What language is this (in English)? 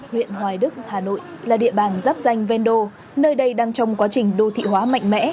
Vietnamese